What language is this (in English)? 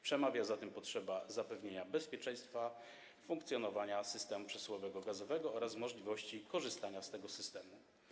Polish